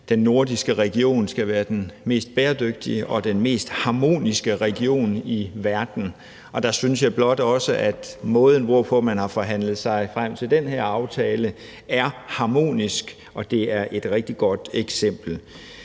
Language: Danish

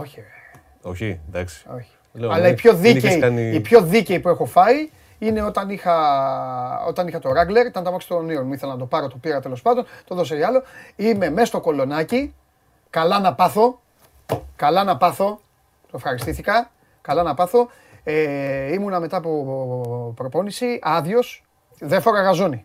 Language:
Greek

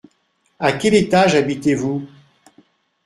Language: French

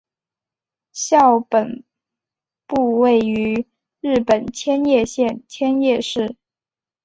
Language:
Chinese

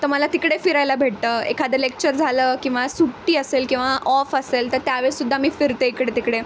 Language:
Marathi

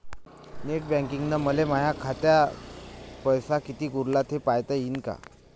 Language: Marathi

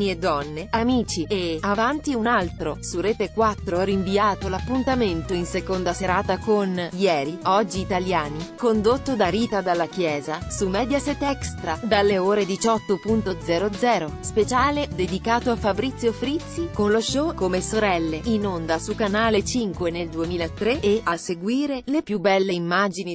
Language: Italian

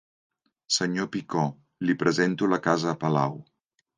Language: Catalan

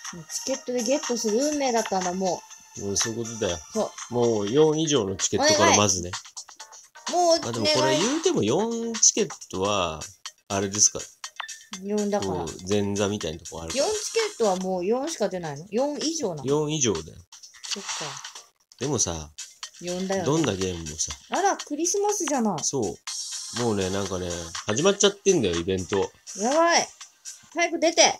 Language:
Japanese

